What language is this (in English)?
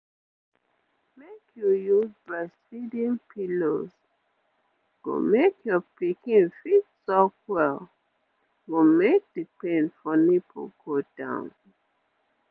Nigerian Pidgin